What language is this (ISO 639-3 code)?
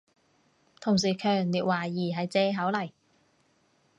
yue